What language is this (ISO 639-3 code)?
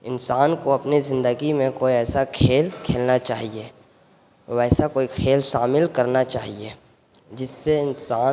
urd